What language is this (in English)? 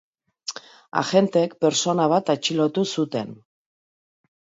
Basque